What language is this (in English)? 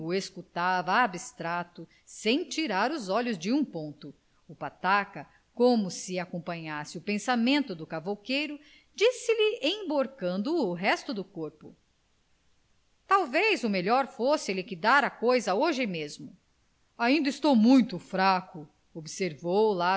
Portuguese